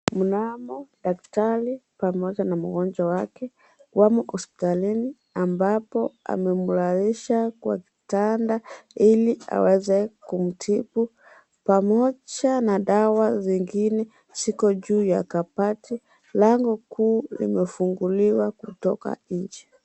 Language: Swahili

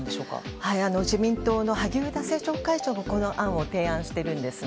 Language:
Japanese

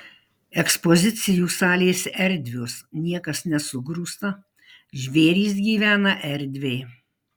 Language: Lithuanian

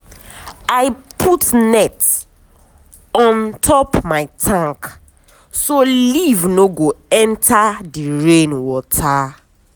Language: Nigerian Pidgin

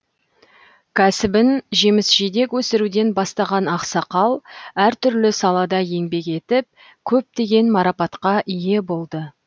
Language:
Kazakh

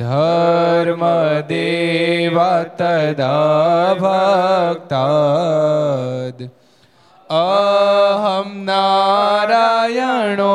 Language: Gujarati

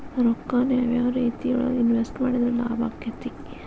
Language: Kannada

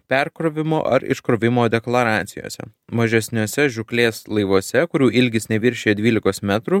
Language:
Lithuanian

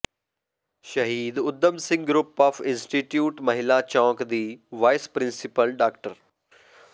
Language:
Punjabi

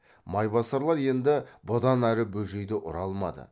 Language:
Kazakh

